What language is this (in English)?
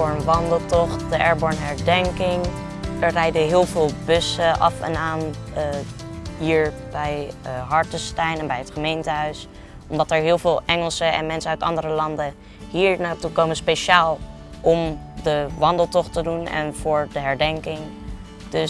Dutch